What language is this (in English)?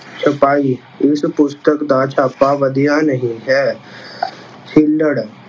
Punjabi